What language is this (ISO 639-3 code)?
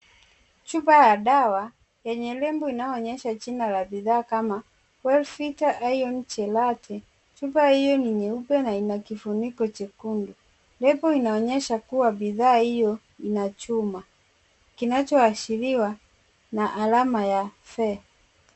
swa